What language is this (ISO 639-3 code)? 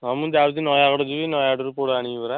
ori